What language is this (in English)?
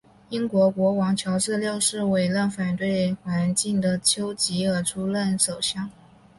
Chinese